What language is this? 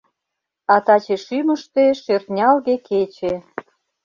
Mari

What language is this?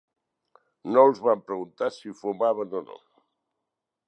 Catalan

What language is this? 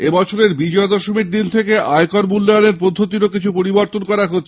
Bangla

